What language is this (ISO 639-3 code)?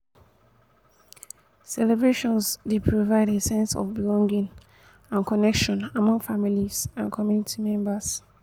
pcm